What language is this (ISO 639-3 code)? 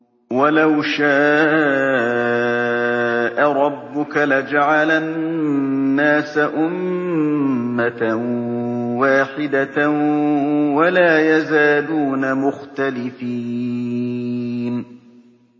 ara